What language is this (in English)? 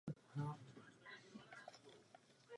Czech